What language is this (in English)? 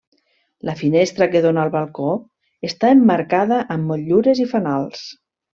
Catalan